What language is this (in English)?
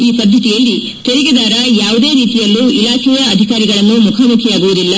Kannada